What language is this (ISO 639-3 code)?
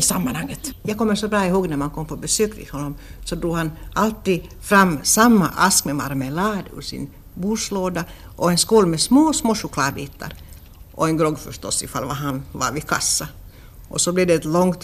swe